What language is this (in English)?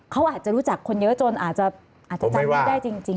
Thai